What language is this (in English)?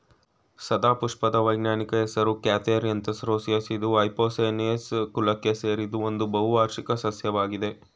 Kannada